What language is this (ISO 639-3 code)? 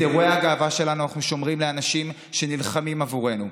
heb